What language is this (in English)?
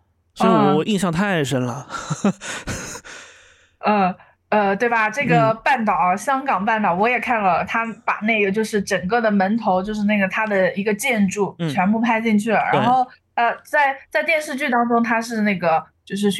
Chinese